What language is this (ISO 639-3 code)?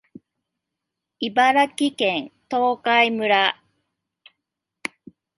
jpn